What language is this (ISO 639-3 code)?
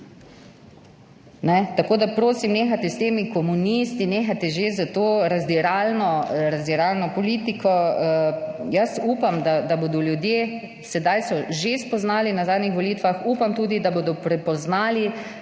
slv